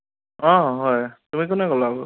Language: Assamese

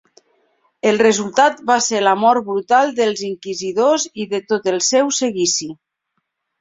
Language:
Catalan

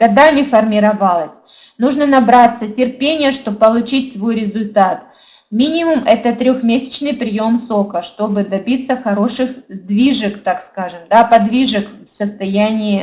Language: Russian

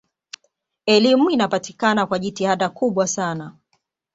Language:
Swahili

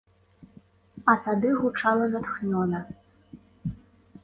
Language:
Belarusian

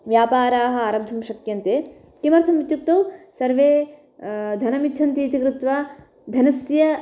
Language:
Sanskrit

